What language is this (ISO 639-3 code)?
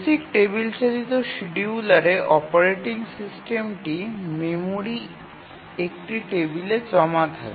ben